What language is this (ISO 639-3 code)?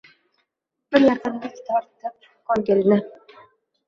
uzb